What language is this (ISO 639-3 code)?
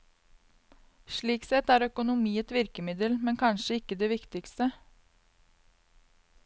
nor